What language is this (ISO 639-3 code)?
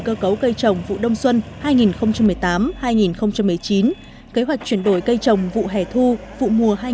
vie